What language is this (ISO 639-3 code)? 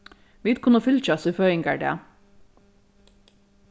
fao